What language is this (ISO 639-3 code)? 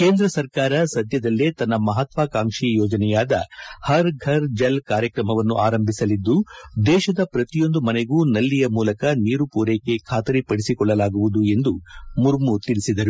kan